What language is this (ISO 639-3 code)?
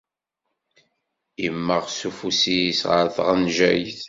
kab